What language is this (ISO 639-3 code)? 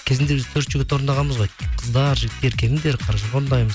kaz